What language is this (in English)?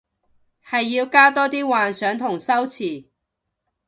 Cantonese